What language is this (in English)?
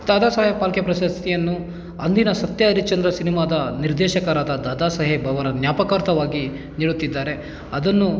Kannada